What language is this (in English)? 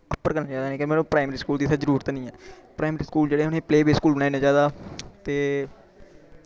Dogri